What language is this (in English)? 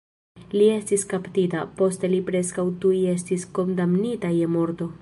Esperanto